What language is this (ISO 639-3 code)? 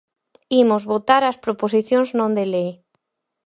glg